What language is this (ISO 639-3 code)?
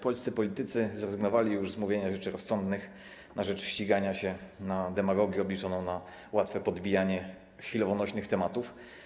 pol